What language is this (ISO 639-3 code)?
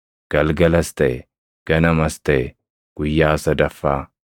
orm